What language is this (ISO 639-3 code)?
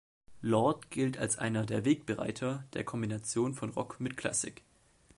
deu